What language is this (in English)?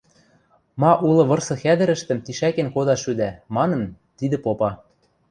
Western Mari